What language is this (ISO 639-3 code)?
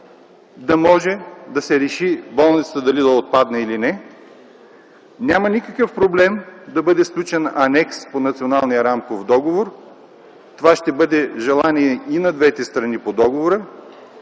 bul